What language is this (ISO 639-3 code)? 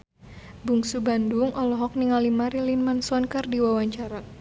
sun